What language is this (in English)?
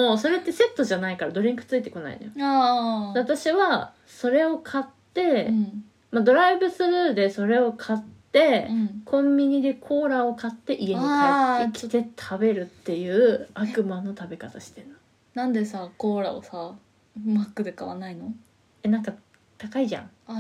Japanese